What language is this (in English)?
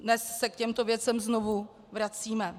Czech